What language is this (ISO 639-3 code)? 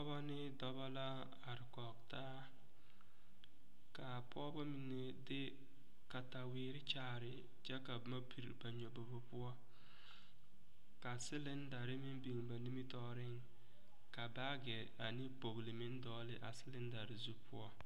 dga